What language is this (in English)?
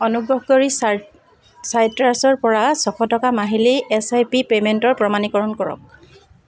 Assamese